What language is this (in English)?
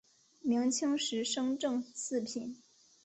Chinese